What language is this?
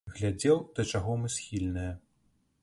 Belarusian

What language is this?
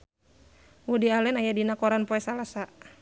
Sundanese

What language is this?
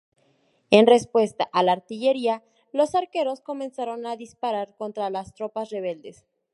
Spanish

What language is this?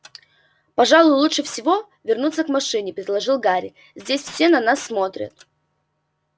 Russian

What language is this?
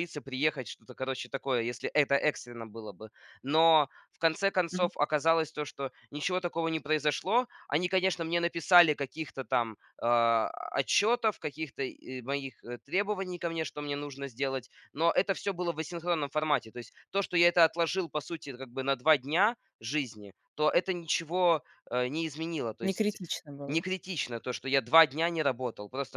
Russian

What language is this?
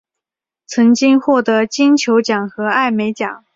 Chinese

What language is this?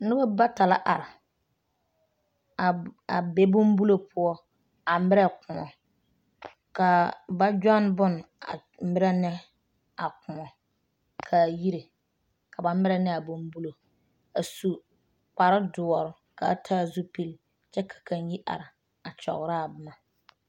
Southern Dagaare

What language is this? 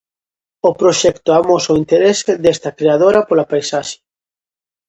Galician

